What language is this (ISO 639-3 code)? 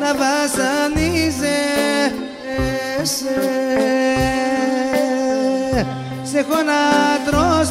ell